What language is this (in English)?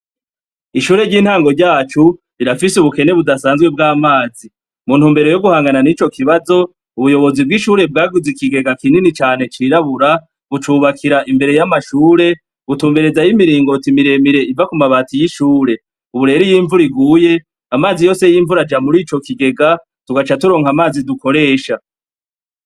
Rundi